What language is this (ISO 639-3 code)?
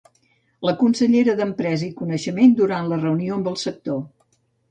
cat